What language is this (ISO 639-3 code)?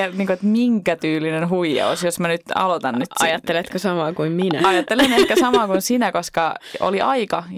fin